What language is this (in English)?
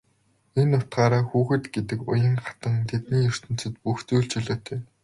Mongolian